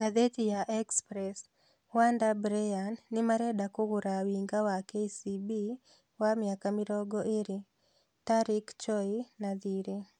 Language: Kikuyu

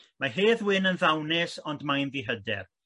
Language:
Welsh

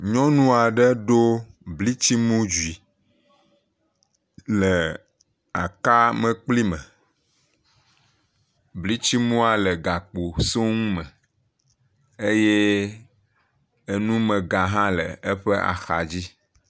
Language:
Ewe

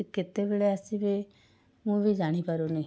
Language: Odia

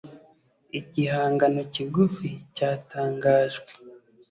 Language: Kinyarwanda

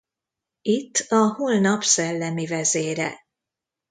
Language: Hungarian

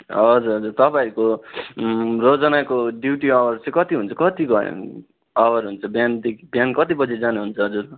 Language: Nepali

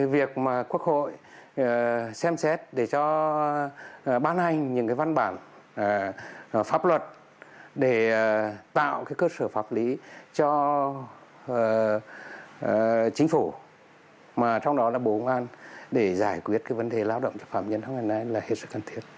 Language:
Vietnamese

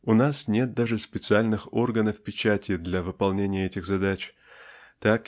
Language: Russian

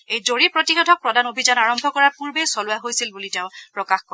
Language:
Assamese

